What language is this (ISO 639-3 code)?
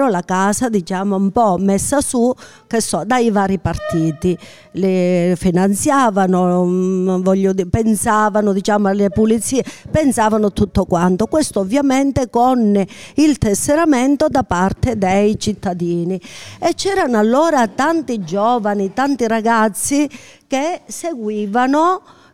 ita